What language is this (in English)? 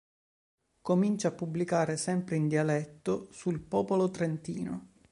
Italian